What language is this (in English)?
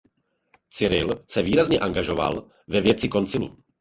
Czech